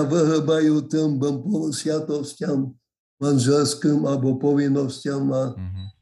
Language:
Slovak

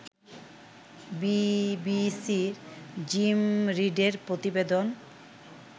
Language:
Bangla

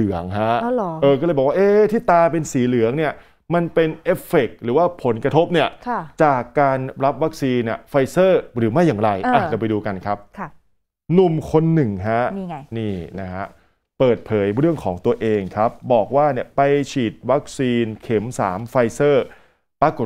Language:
Thai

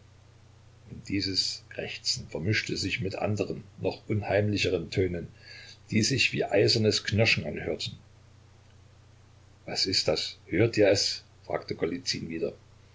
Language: German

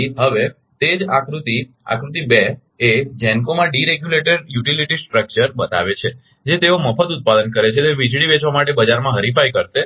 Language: Gujarati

